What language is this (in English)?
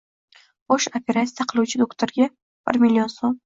Uzbek